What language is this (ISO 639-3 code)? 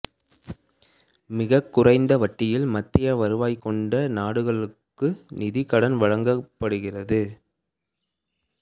tam